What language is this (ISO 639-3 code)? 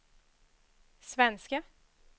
swe